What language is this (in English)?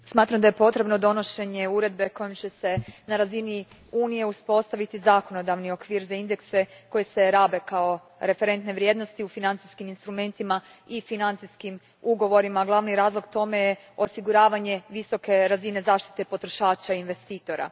Croatian